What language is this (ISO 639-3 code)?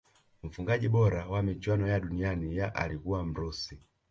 swa